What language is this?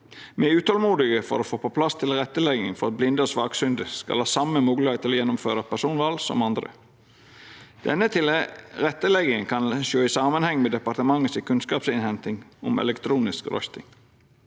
Norwegian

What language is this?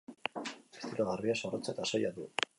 Basque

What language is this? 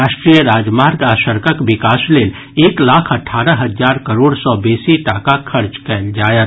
Maithili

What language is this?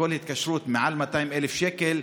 Hebrew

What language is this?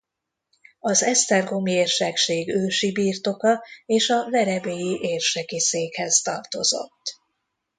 Hungarian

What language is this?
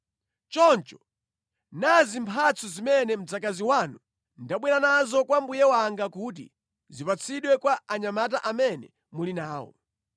Nyanja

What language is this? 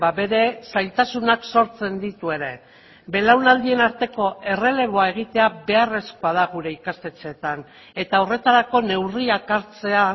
Basque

